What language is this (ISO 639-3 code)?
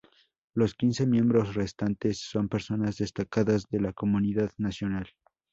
spa